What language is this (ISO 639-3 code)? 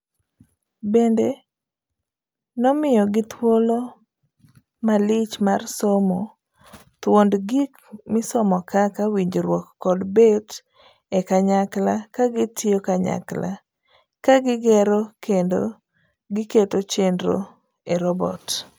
luo